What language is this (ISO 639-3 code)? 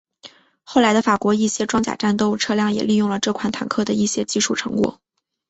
zho